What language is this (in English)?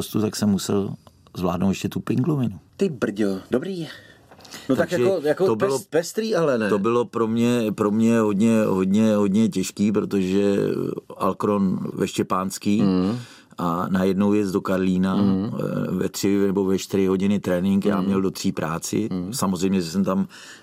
Czech